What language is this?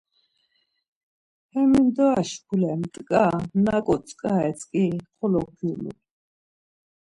Laz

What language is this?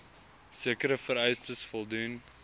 Afrikaans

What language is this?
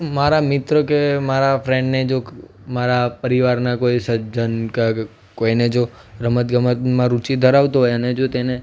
Gujarati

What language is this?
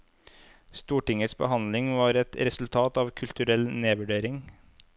Norwegian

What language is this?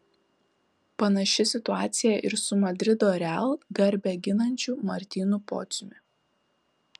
Lithuanian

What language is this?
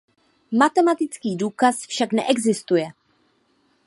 Czech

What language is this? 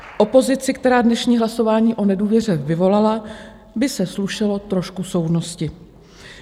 Czech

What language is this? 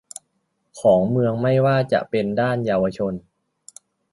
Thai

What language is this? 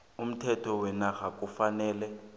South Ndebele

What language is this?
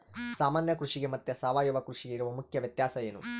Kannada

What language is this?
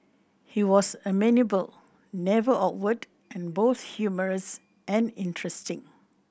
English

